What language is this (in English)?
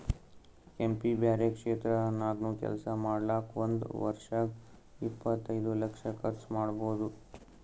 Kannada